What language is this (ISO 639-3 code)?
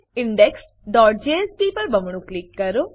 guj